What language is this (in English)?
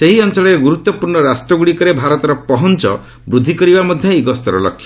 Odia